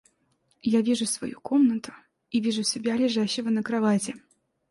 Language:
Russian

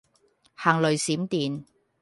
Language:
Cantonese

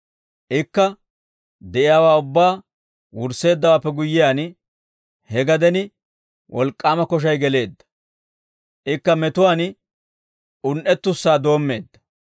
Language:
Dawro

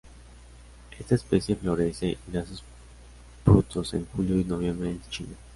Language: Spanish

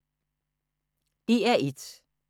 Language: Danish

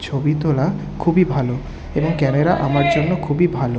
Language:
Bangla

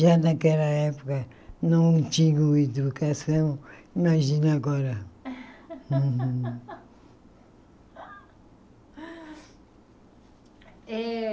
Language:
Portuguese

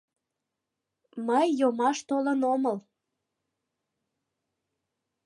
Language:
Mari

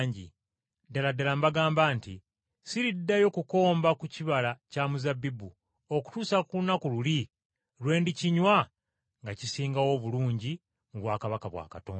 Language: Ganda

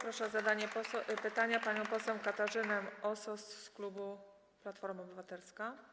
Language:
Polish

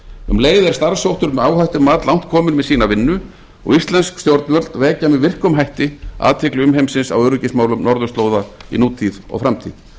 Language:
Icelandic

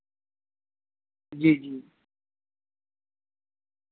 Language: Urdu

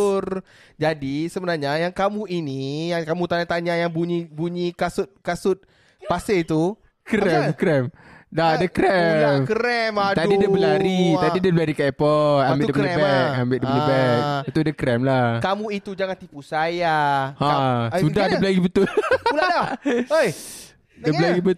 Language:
Malay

